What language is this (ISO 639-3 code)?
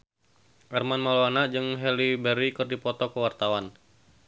sun